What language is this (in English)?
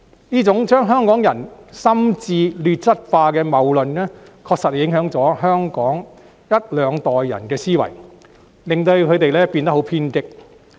Cantonese